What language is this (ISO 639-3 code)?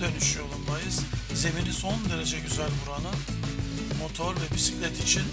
tur